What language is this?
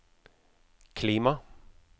Norwegian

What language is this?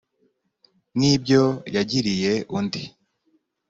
Kinyarwanda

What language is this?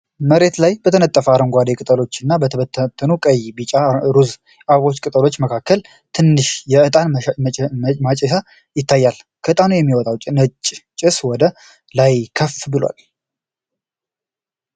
Amharic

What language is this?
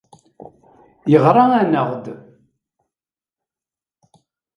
Kabyle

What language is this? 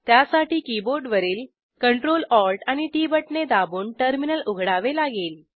Marathi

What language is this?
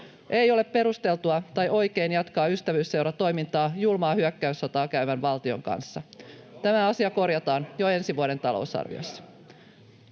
Finnish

